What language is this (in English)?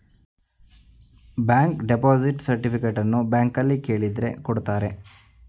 Kannada